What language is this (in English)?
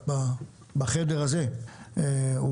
Hebrew